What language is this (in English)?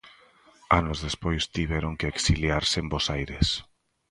Galician